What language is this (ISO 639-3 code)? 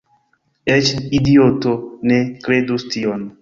epo